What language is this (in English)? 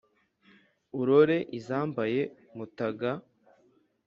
Kinyarwanda